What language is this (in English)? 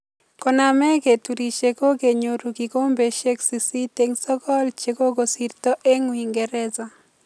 Kalenjin